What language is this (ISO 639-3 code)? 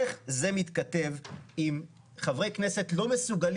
heb